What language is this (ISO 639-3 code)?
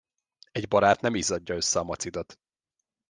hun